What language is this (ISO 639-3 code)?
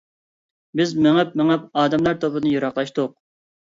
uig